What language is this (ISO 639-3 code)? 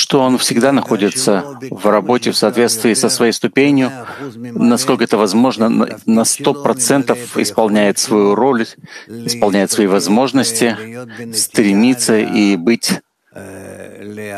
rus